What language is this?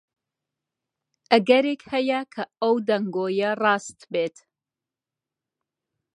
Central Kurdish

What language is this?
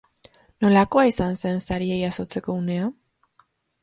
Basque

